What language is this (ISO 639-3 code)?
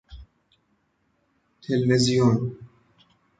fas